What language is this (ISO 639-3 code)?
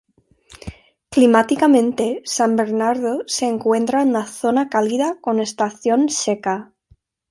spa